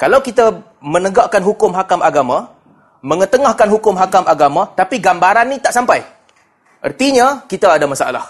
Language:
Malay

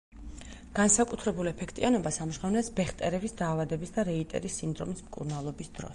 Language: Georgian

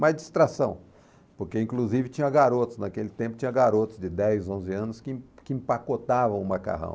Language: Portuguese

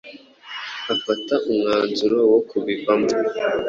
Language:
Kinyarwanda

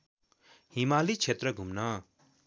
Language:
Nepali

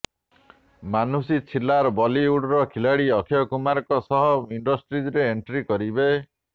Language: Odia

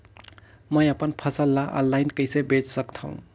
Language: Chhattisgarhi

